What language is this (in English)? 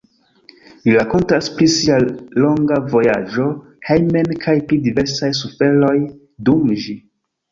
Esperanto